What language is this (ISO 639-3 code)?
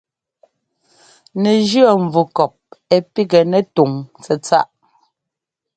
jgo